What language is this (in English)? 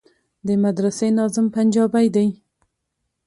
Pashto